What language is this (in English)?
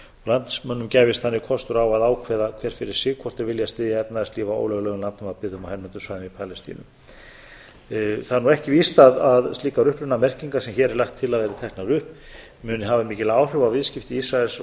Icelandic